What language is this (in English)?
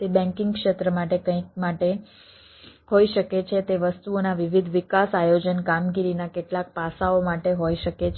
Gujarati